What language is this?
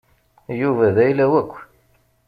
Kabyle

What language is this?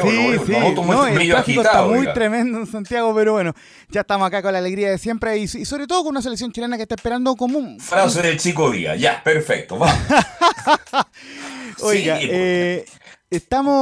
Spanish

